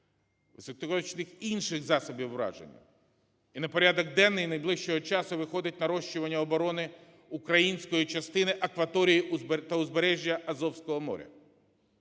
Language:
Ukrainian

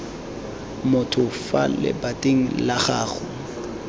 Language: Tswana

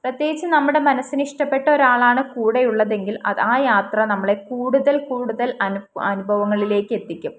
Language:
Malayalam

